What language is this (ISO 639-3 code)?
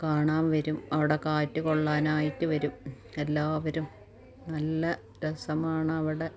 mal